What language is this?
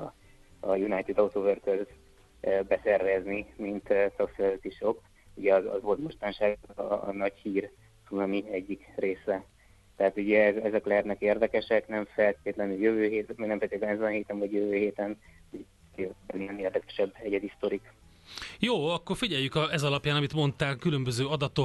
Hungarian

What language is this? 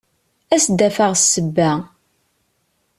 Kabyle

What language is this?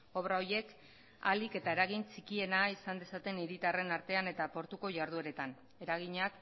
Basque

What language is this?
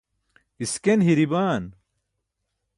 Burushaski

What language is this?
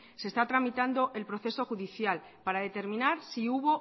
Spanish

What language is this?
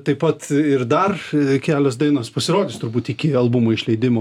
Lithuanian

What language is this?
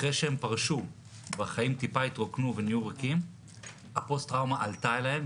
Hebrew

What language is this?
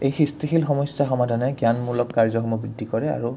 Assamese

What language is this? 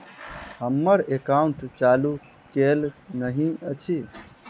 Maithili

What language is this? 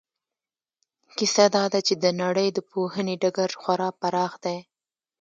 Pashto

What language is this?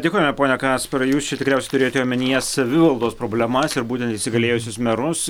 Lithuanian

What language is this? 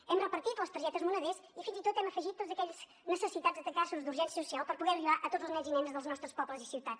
Catalan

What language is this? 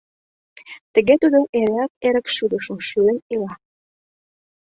Mari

